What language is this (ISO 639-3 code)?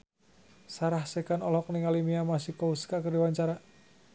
sun